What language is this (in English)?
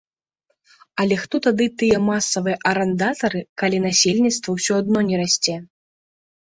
Belarusian